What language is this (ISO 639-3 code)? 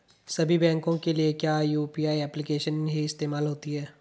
hin